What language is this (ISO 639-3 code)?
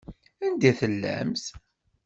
kab